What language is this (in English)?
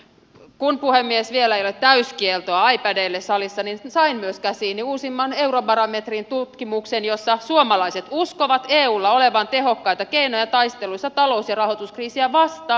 Finnish